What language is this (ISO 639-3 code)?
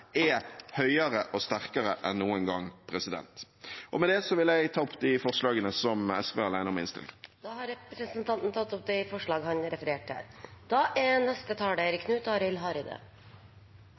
nor